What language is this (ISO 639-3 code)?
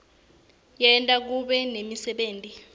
ssw